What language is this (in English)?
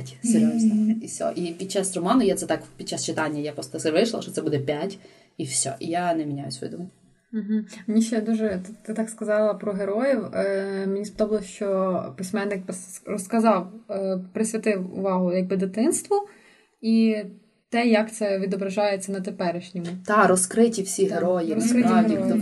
Ukrainian